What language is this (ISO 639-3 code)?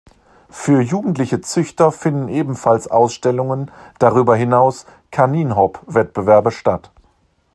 deu